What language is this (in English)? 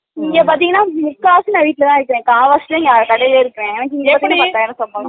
Tamil